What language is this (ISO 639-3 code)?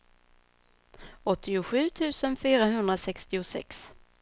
swe